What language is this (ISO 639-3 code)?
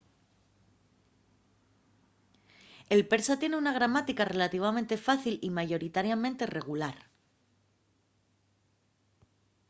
ast